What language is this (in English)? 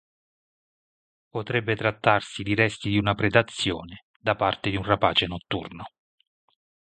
Italian